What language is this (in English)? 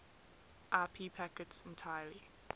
English